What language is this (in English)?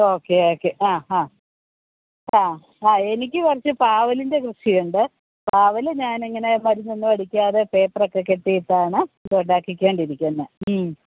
Malayalam